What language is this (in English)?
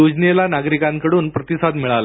Marathi